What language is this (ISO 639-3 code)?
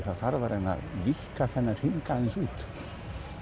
isl